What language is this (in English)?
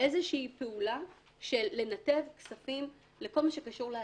Hebrew